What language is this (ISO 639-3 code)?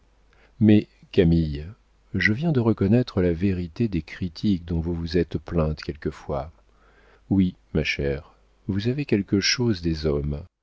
fra